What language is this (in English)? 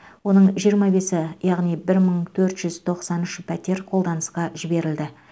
Kazakh